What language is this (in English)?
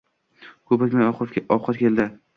Uzbek